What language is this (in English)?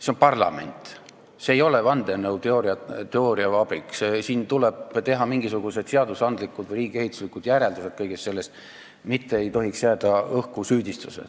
Estonian